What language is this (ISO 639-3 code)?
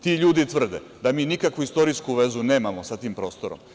srp